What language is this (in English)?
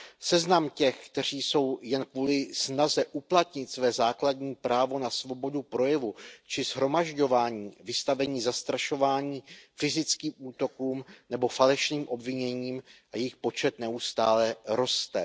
Czech